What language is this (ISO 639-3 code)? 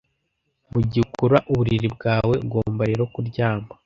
kin